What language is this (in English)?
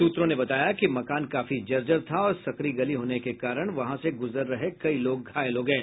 Hindi